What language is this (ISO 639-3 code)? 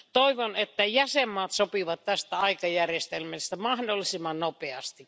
fin